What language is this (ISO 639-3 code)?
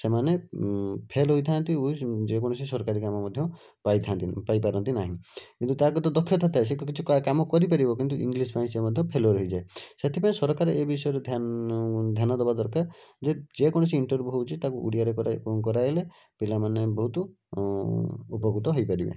ori